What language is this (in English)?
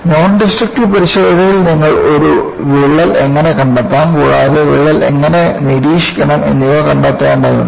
Malayalam